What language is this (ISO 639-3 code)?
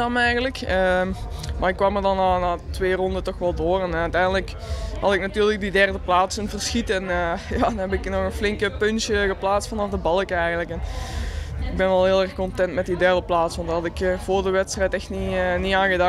nld